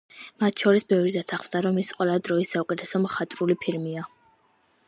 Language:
Georgian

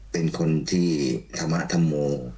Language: Thai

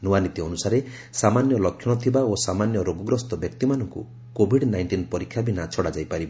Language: Odia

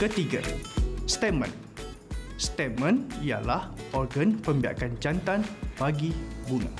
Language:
Malay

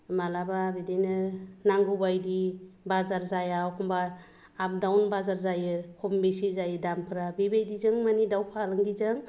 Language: Bodo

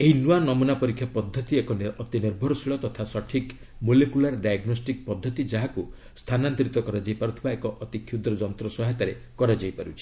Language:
Odia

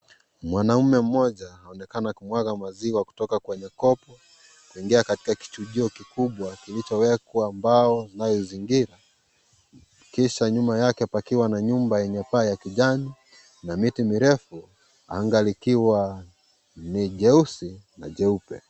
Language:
Swahili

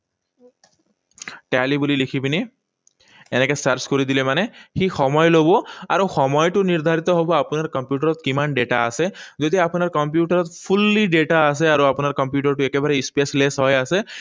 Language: Assamese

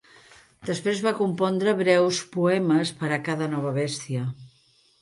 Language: Catalan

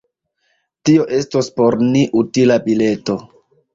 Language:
Esperanto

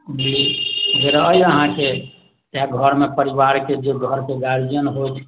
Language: Maithili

